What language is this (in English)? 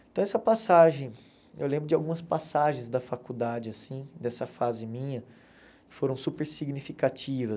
Portuguese